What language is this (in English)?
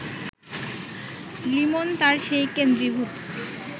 Bangla